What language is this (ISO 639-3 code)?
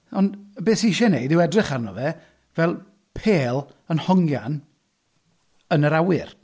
cym